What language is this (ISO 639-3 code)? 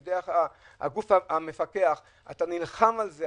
heb